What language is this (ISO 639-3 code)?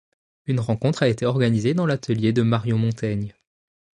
fra